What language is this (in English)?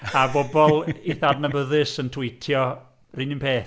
Welsh